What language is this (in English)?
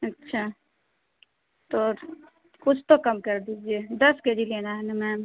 Urdu